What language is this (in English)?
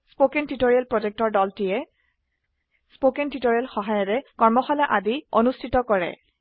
Assamese